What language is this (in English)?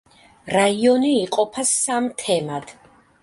Georgian